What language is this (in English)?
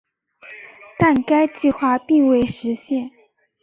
Chinese